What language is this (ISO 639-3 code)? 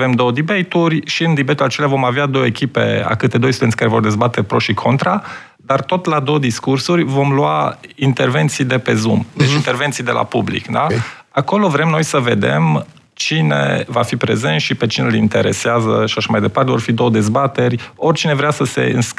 ron